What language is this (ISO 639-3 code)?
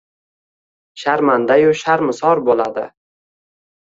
uzb